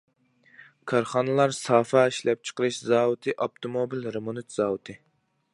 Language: Uyghur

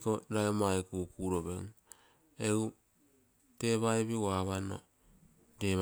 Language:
Terei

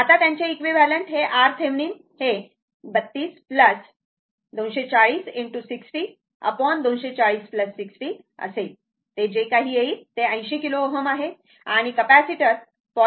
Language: Marathi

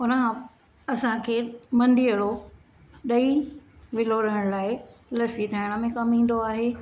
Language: Sindhi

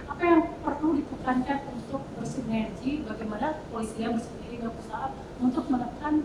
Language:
Indonesian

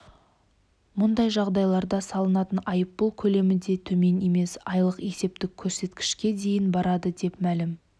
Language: Kazakh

